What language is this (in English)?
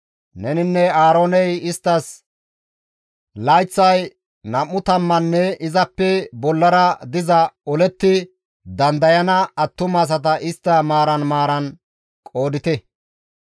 Gamo